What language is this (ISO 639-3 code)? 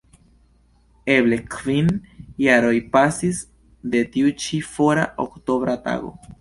epo